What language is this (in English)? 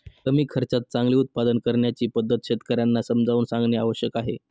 Marathi